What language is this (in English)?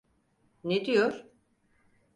Turkish